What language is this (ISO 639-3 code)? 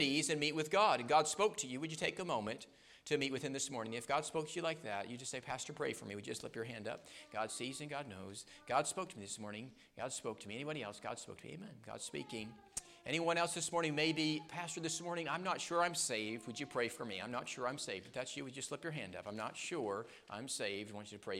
eng